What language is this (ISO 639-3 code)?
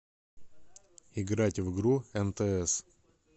rus